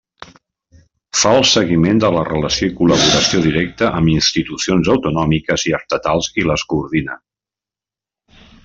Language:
Catalan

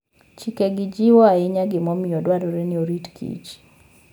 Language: Luo (Kenya and Tanzania)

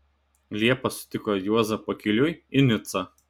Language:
Lithuanian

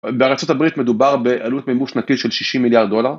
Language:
Hebrew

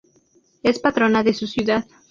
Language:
Spanish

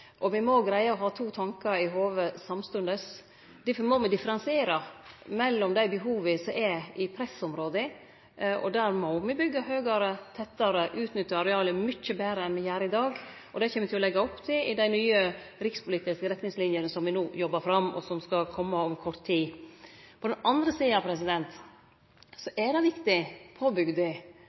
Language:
Norwegian Nynorsk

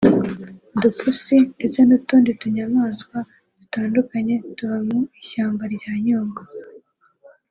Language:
Kinyarwanda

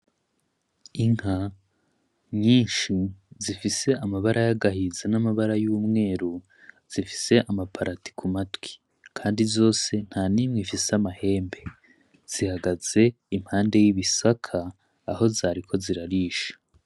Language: Rundi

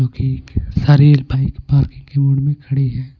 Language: Hindi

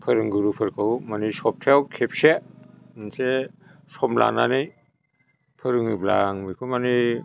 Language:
Bodo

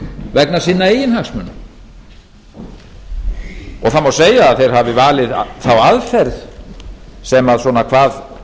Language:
Icelandic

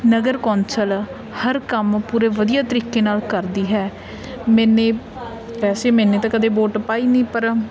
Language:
Punjabi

